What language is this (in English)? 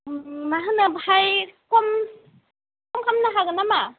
Bodo